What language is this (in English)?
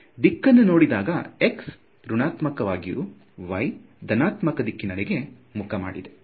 Kannada